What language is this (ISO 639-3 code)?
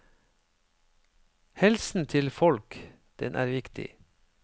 nor